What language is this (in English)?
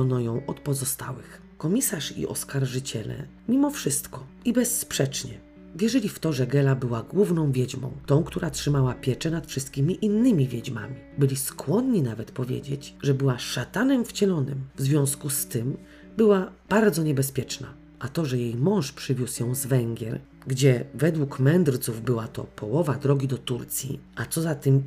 Polish